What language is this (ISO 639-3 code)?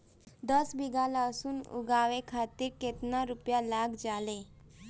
bho